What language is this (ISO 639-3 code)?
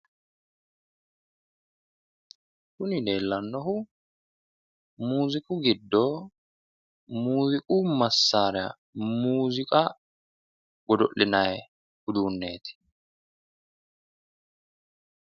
sid